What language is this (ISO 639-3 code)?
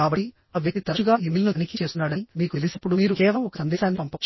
tel